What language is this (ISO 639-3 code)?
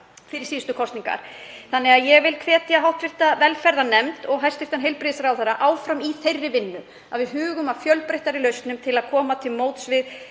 isl